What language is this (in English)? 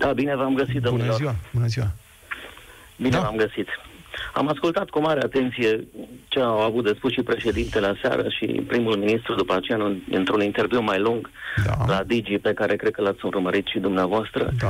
Romanian